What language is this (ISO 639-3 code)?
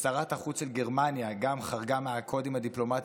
heb